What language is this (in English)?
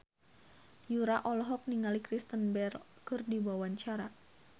Sundanese